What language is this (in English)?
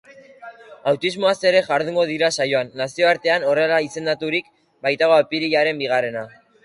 Basque